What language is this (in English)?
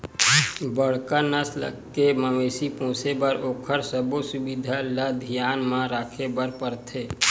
Chhattisgarhi